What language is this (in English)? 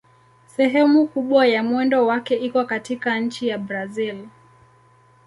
Swahili